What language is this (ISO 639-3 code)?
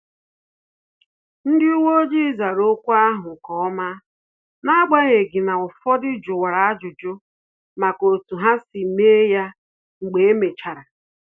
ibo